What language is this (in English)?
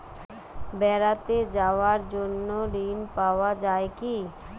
Bangla